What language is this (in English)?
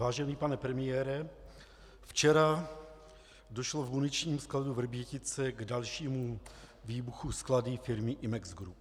Czech